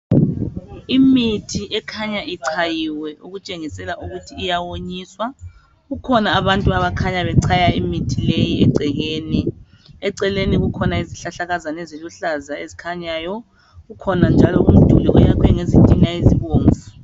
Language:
North Ndebele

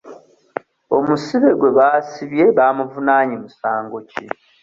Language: Ganda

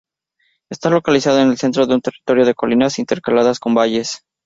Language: Spanish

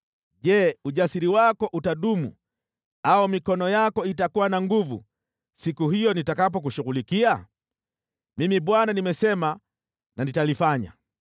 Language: Swahili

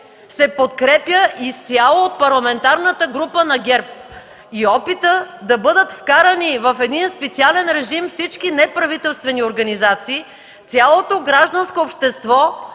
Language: Bulgarian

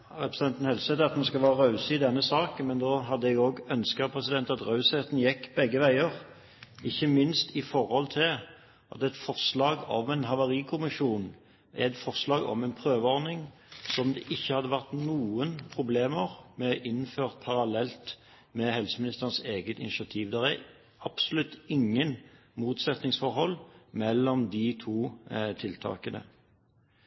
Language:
Norwegian Bokmål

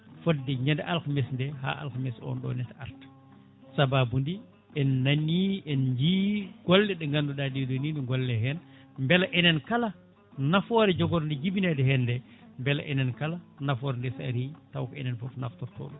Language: Fula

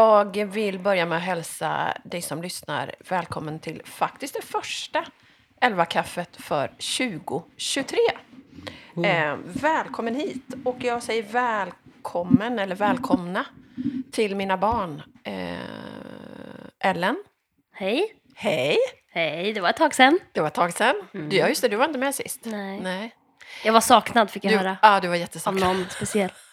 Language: Swedish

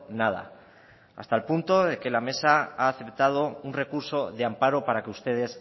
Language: Spanish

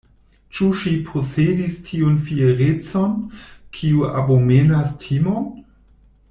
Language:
Esperanto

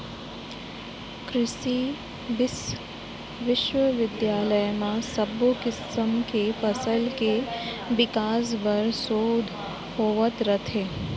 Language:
Chhattisgarhi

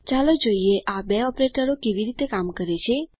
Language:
Gujarati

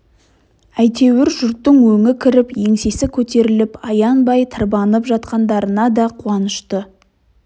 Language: Kazakh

